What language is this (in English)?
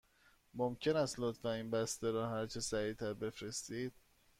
Persian